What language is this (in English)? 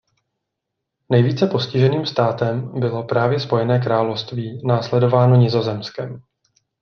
Czech